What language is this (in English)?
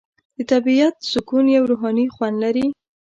Pashto